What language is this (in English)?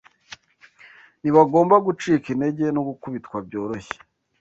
Kinyarwanda